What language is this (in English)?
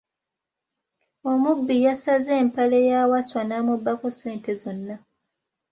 Ganda